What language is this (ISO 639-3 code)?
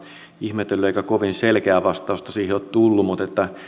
fin